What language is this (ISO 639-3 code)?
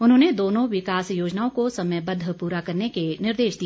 hin